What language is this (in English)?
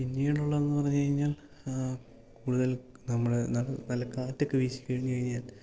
Malayalam